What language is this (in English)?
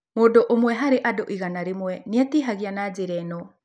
Kikuyu